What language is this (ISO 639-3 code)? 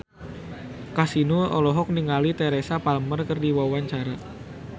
sun